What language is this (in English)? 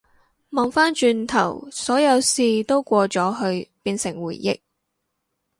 Cantonese